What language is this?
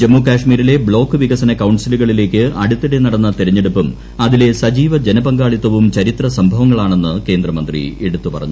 Malayalam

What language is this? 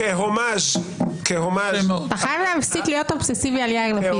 Hebrew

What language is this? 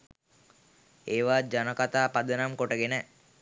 Sinhala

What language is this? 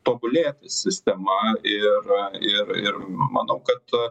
Lithuanian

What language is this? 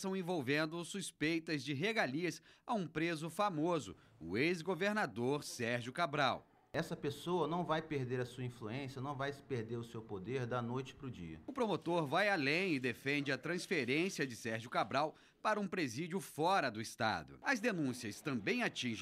Portuguese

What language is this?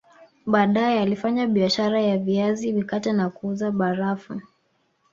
Swahili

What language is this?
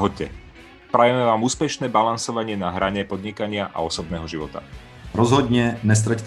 Czech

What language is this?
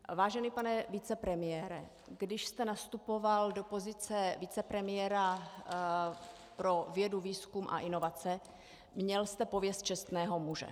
Czech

